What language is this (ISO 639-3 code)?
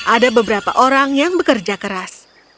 ind